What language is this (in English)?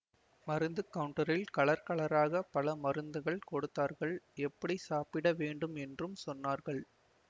Tamil